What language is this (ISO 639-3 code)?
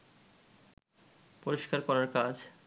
ben